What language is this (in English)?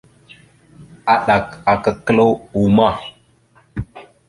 Mada (Cameroon)